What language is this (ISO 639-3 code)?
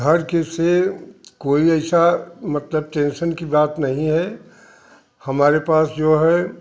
hin